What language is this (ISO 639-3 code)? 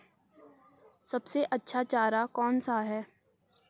hin